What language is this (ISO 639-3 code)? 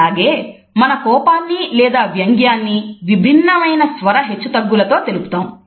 tel